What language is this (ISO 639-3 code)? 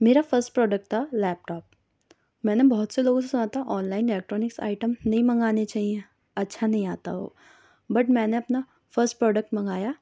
urd